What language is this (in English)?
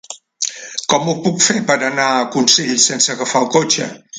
Catalan